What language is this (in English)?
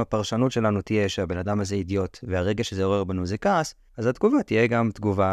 Hebrew